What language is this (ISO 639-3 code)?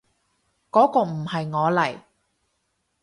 yue